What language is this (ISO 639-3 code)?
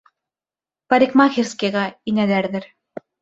bak